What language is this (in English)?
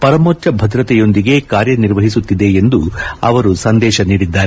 Kannada